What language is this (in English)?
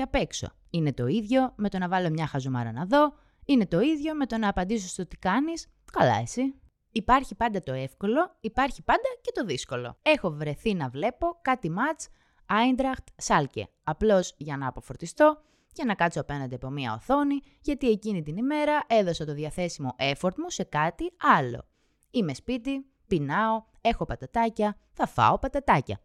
Greek